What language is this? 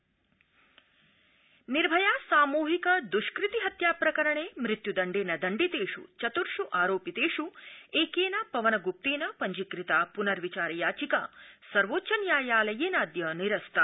Sanskrit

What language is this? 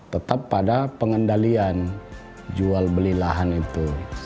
Indonesian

